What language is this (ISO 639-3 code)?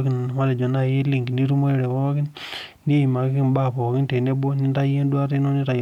mas